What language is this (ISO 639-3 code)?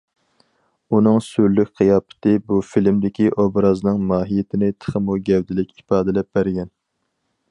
uig